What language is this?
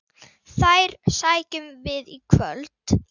Icelandic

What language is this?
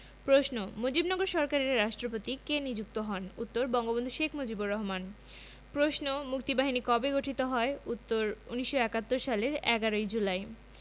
Bangla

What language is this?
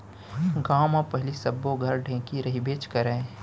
Chhattisgarhi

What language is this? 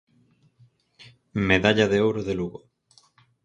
Galician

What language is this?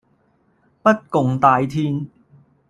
Cantonese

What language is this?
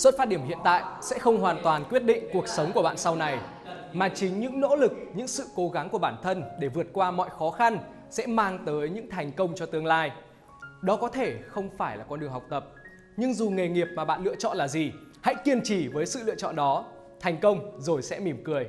Vietnamese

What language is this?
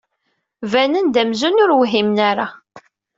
Kabyle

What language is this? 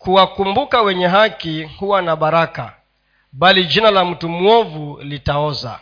Swahili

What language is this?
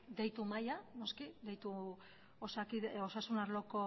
Basque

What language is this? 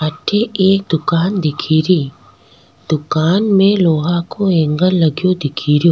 Rajasthani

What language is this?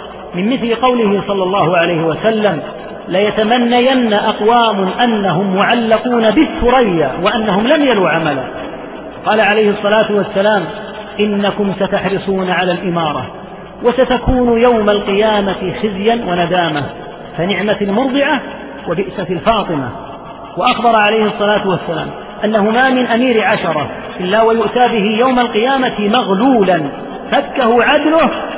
Arabic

